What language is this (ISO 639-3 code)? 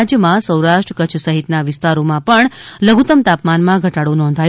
guj